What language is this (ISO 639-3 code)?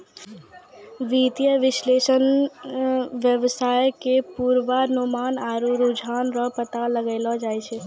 mai